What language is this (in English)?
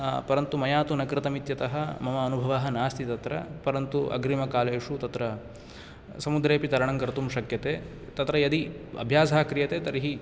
Sanskrit